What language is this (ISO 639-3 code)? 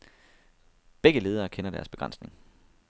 dan